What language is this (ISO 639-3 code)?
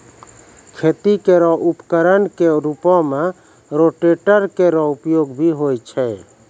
mai